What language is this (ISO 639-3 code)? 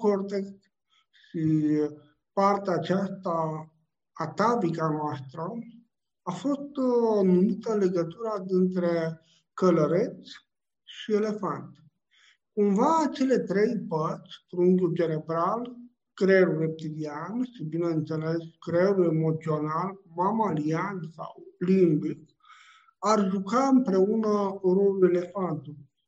ron